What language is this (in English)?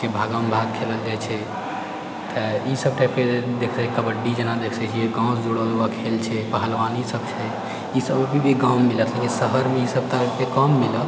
Maithili